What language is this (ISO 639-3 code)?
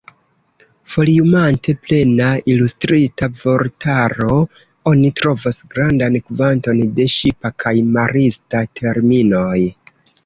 epo